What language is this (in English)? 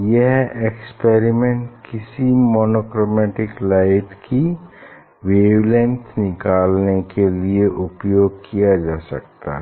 Hindi